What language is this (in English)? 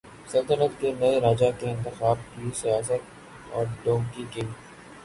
Urdu